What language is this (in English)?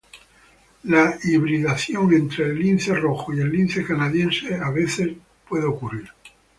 Spanish